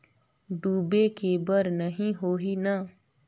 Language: Chhattisgarhi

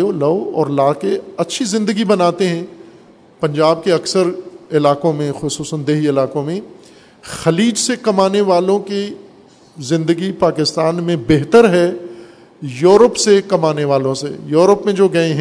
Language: Urdu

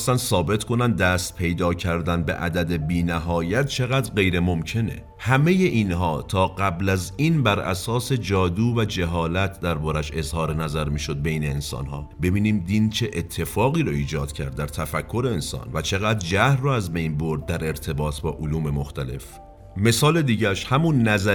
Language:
Persian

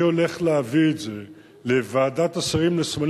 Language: Hebrew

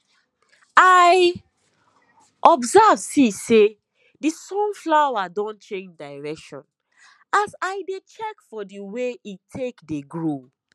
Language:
Nigerian Pidgin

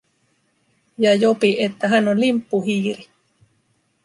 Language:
Finnish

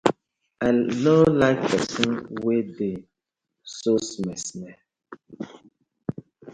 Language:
Nigerian Pidgin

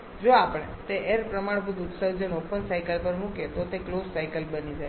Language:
Gujarati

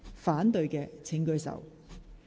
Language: Cantonese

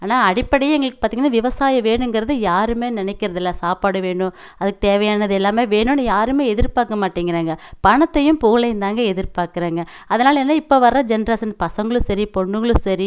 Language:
Tamil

